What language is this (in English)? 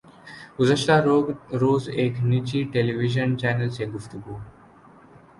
Urdu